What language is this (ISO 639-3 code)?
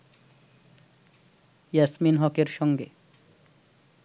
ben